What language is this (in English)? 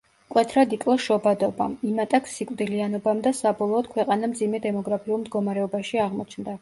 Georgian